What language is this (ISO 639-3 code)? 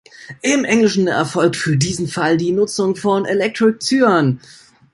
deu